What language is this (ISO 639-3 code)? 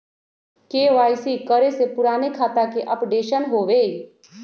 mag